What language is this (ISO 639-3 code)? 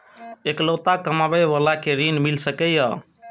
mai